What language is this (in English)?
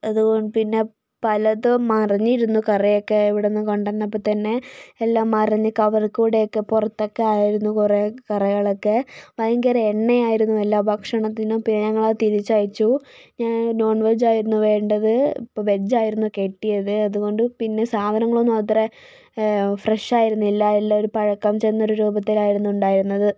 Malayalam